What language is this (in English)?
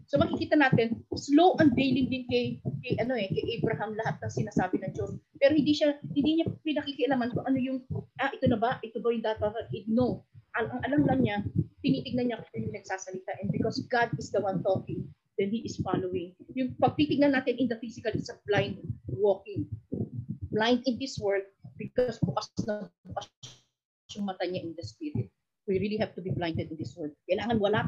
Filipino